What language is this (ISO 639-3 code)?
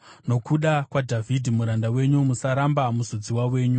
sna